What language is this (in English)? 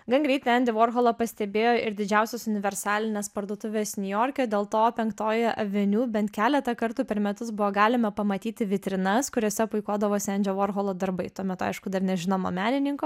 Lithuanian